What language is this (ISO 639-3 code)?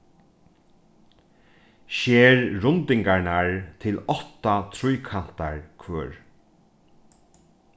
fao